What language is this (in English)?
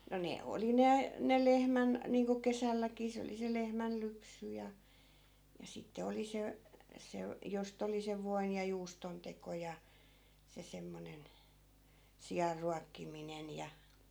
Finnish